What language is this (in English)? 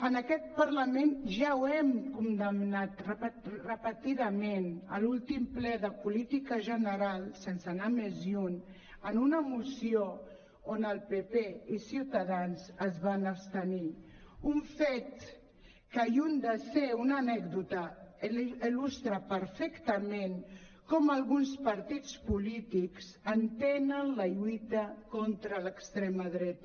Catalan